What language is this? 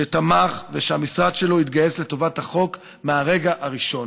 Hebrew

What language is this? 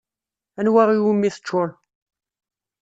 Kabyle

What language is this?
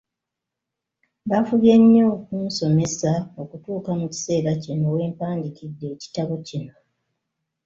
Ganda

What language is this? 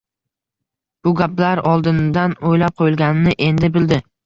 Uzbek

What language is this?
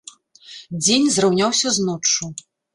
Belarusian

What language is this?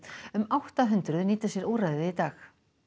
Icelandic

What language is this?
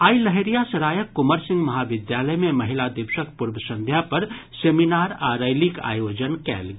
Maithili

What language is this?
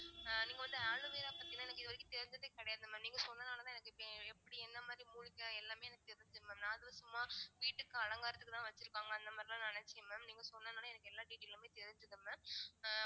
Tamil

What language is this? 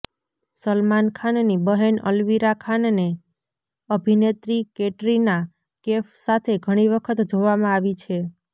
Gujarati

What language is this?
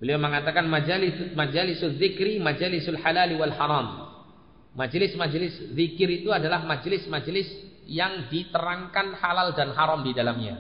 Indonesian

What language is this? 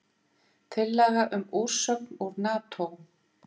Icelandic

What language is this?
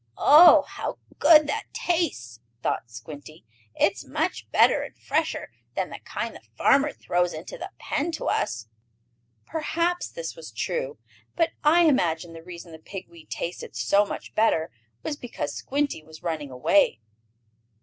English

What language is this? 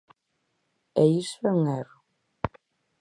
Galician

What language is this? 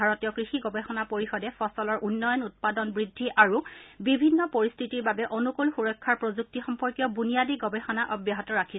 Assamese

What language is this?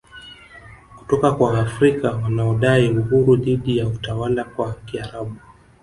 Swahili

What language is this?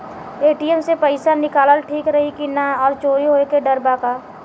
Bhojpuri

